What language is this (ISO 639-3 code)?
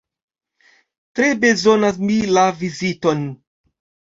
epo